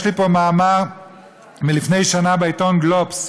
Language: Hebrew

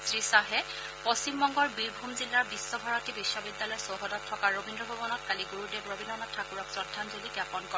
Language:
Assamese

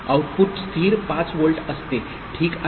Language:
Marathi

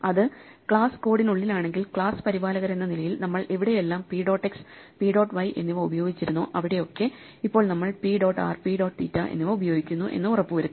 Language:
Malayalam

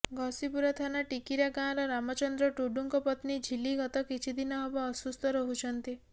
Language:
Odia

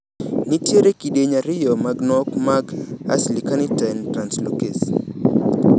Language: Luo (Kenya and Tanzania)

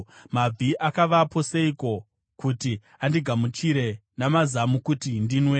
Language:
Shona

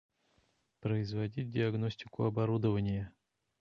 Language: Russian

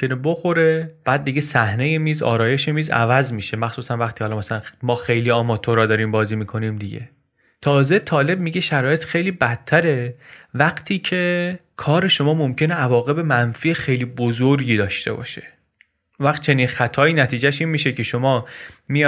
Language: Persian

